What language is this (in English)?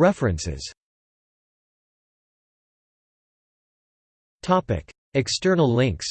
English